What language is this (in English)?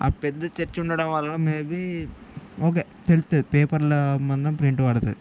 Telugu